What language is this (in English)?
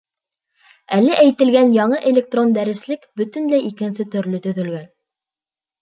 Bashkir